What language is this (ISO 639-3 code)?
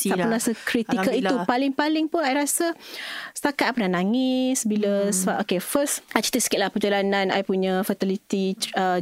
msa